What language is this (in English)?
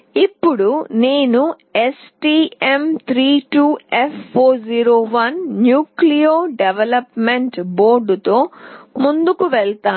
Telugu